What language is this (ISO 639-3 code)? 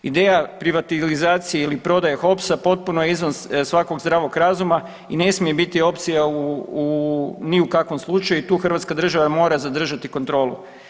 hrv